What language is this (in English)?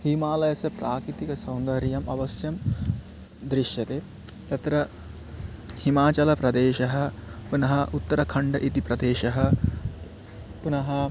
Sanskrit